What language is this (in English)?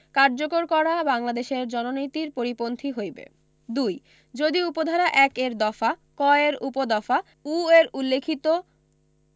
Bangla